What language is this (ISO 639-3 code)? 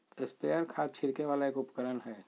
mag